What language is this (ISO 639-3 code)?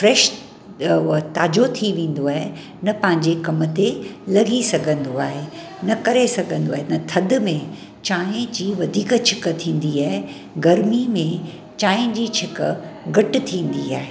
snd